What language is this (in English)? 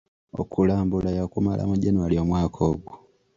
Ganda